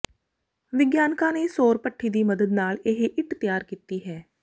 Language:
Punjabi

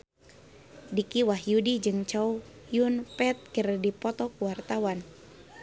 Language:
Sundanese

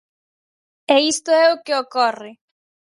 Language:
Galician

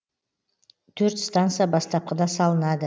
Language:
Kazakh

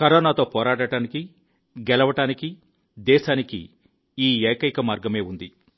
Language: Telugu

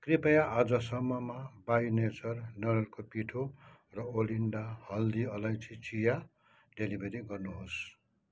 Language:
Nepali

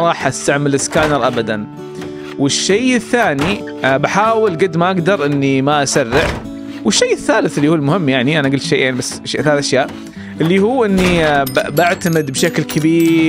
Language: Arabic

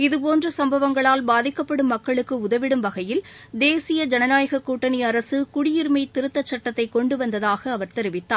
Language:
Tamil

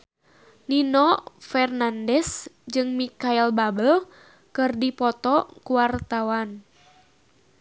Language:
Sundanese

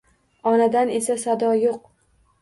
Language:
Uzbek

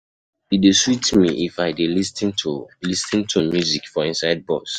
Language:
Nigerian Pidgin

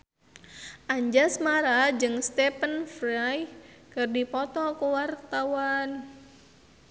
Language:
Sundanese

